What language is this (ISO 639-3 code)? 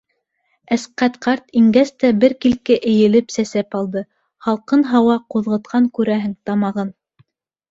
bak